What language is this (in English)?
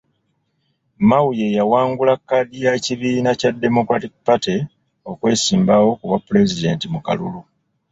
Ganda